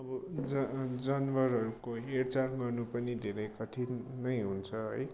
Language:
Nepali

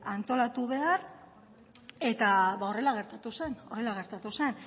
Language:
Basque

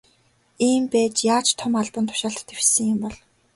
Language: Mongolian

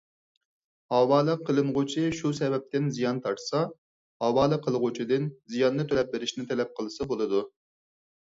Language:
Uyghur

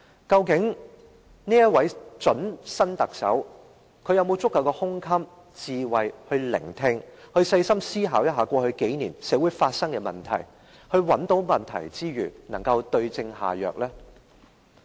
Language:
Cantonese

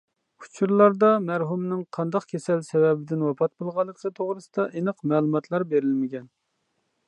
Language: Uyghur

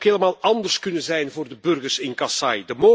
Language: Dutch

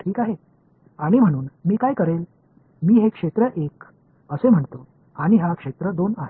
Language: Marathi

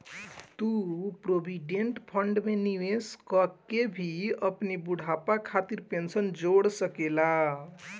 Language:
Bhojpuri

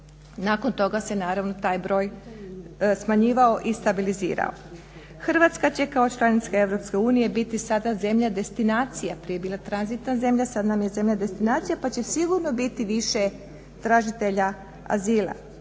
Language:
Croatian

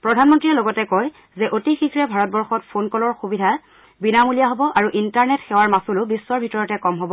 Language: Assamese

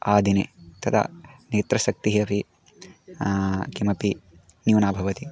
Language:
Sanskrit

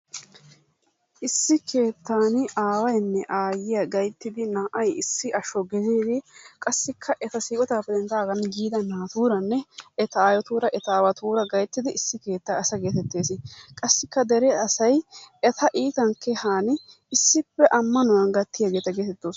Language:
Wolaytta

